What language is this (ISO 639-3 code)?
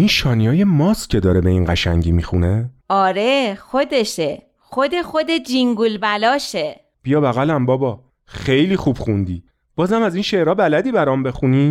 fas